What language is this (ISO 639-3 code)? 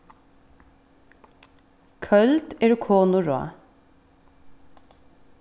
fao